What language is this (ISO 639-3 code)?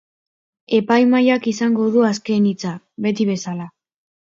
eus